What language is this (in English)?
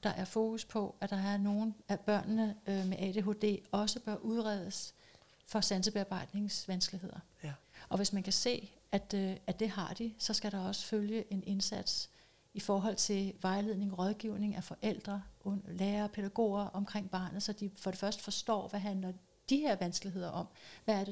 Danish